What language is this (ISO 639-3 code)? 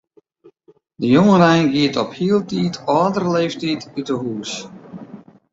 fry